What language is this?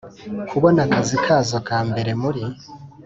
Kinyarwanda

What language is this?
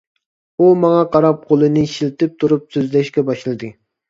Uyghur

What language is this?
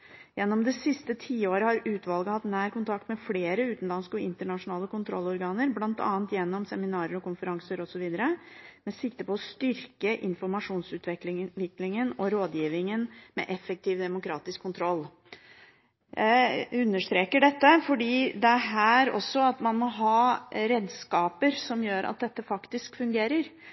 Norwegian Bokmål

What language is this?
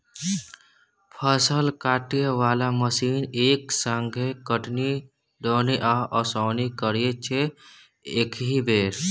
Maithili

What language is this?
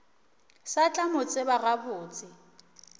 Northern Sotho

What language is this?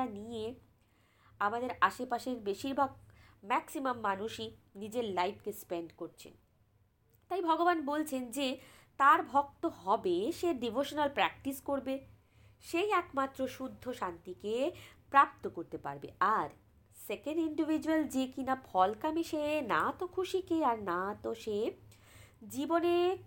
Bangla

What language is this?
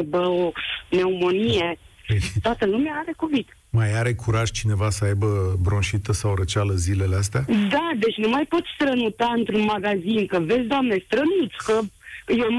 Romanian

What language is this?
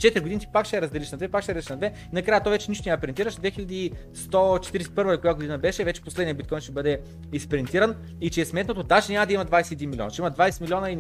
Bulgarian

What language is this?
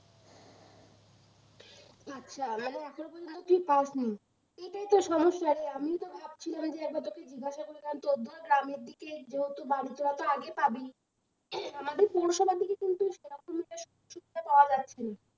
Bangla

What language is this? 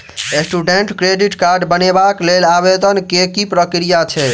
Maithili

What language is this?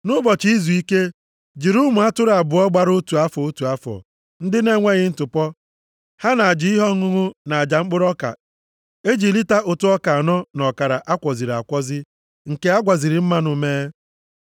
Igbo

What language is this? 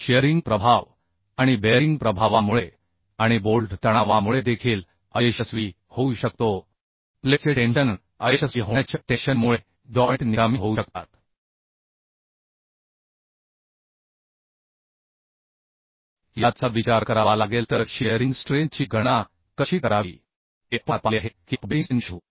Marathi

